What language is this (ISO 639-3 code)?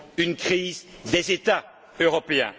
fra